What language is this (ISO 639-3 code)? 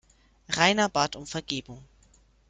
deu